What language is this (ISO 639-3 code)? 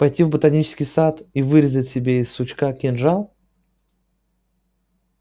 rus